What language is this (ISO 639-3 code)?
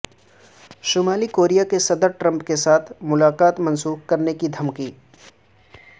urd